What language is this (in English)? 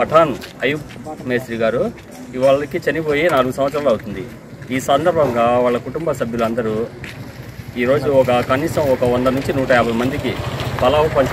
Telugu